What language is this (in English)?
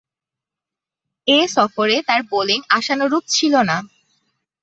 Bangla